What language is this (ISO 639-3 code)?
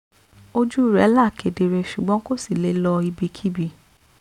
yor